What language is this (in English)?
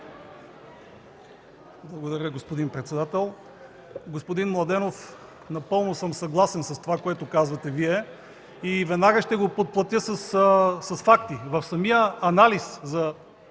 Bulgarian